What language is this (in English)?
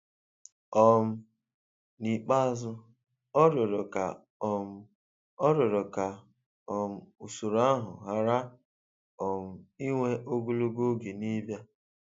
Igbo